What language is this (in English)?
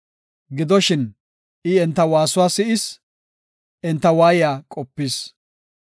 Gofa